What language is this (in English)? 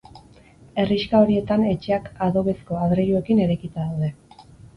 Basque